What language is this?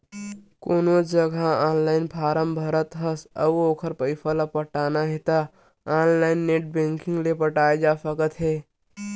Chhattisgarhi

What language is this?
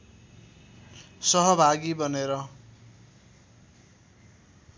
Nepali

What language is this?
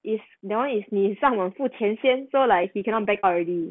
English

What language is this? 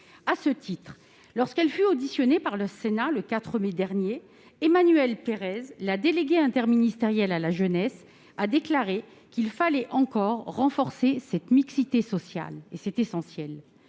French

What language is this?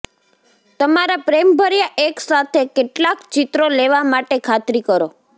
Gujarati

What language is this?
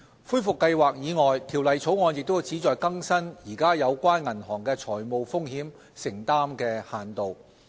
Cantonese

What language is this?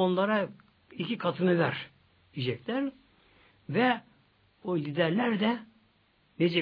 Turkish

